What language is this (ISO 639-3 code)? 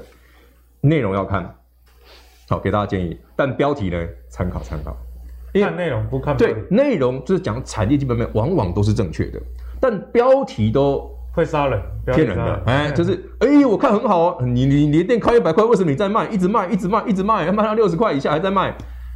zho